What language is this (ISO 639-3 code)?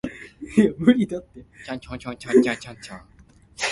nan